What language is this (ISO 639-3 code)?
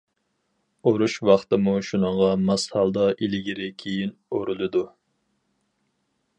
uig